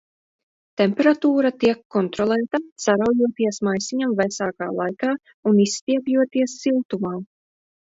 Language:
Latvian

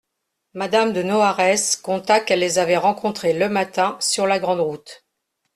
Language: French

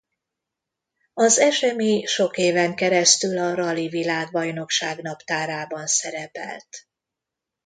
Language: Hungarian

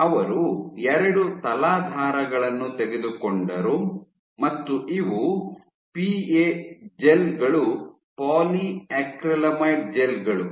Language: Kannada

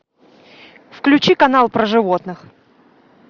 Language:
Russian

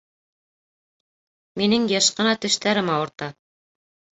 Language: Bashkir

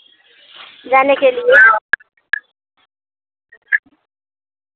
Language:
Hindi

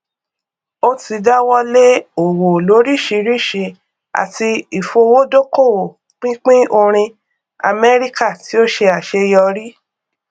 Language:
Yoruba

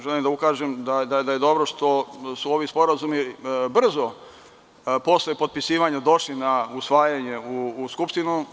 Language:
Serbian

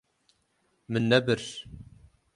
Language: Kurdish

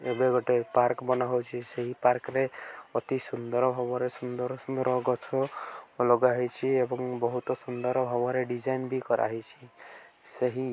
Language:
Odia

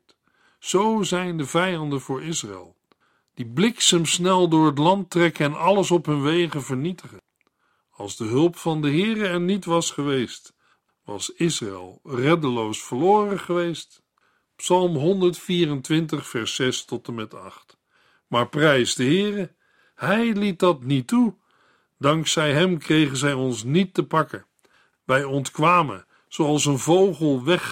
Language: Dutch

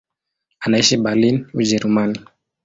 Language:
Swahili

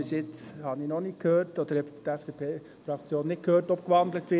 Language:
Swiss German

